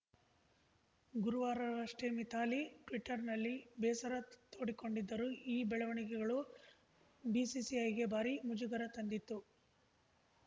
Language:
Kannada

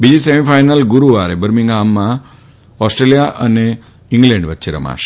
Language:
Gujarati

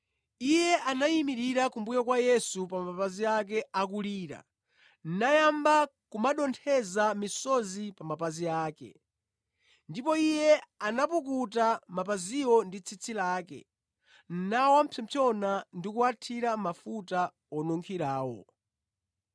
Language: Nyanja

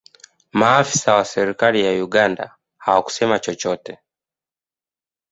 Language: Swahili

